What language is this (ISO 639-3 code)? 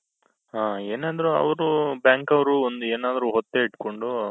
kan